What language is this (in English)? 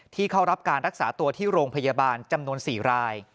Thai